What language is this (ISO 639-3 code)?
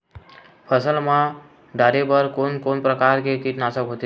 hne